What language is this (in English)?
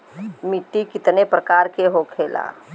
Bhojpuri